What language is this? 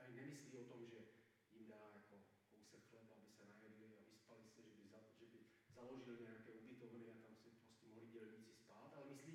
Czech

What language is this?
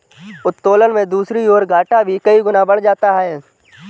Hindi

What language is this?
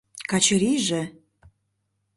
Mari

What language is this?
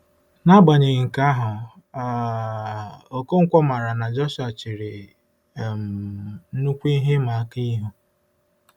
Igbo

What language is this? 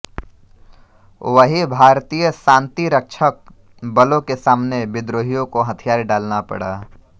Hindi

